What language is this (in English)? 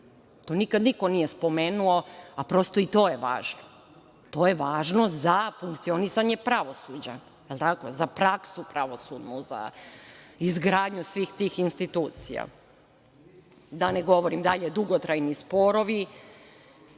Serbian